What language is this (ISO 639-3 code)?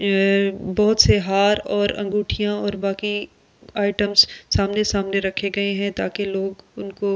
hin